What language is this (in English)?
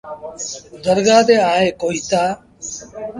Sindhi Bhil